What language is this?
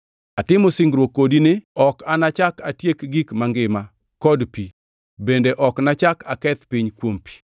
Luo (Kenya and Tanzania)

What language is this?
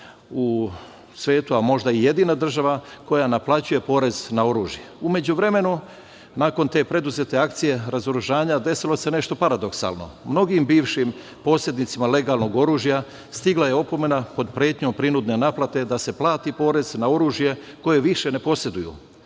Serbian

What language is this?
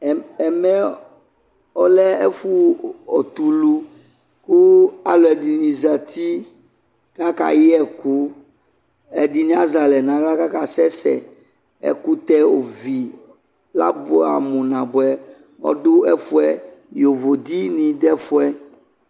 Ikposo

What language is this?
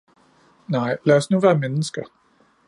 Danish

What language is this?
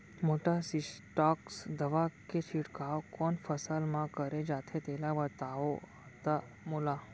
Chhattisgarhi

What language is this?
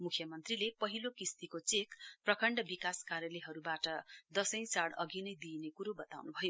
Nepali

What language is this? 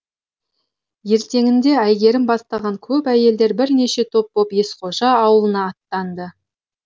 Kazakh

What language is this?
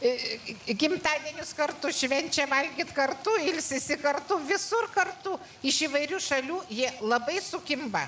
Lithuanian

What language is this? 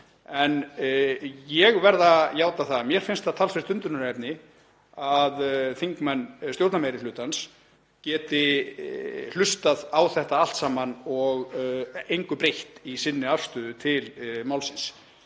Icelandic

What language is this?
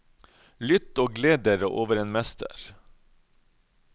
Norwegian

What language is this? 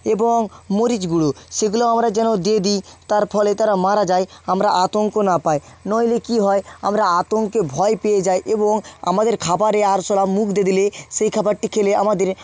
Bangla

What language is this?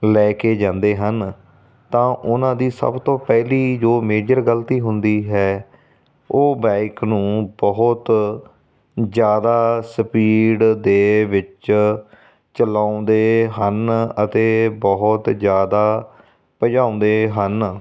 Punjabi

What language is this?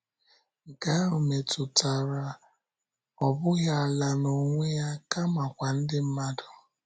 Igbo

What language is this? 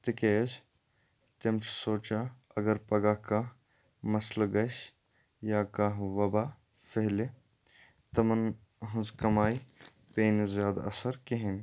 Kashmiri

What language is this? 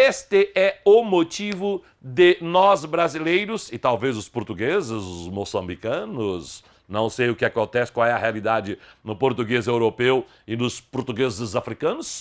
Portuguese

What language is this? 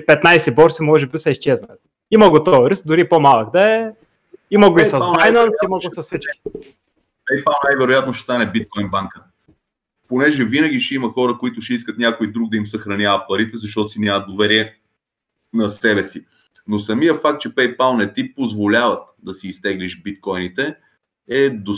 Bulgarian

